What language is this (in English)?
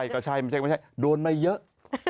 Thai